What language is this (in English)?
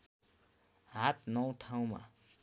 Nepali